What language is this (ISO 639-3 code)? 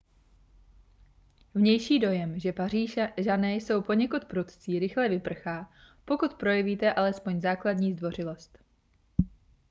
ces